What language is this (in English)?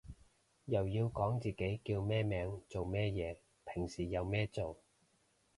Cantonese